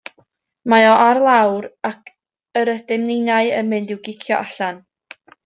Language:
Welsh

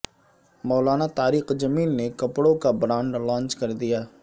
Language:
Urdu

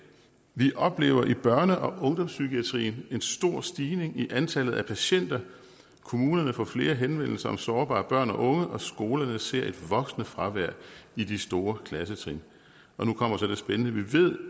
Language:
Danish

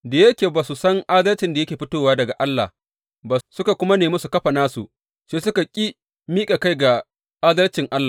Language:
Hausa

